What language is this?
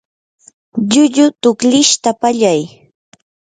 Yanahuanca Pasco Quechua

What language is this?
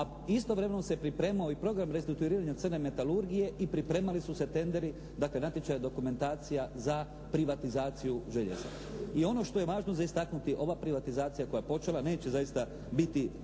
Croatian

